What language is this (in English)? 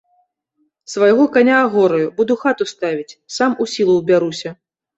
Belarusian